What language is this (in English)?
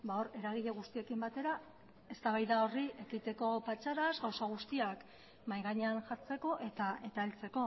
Basque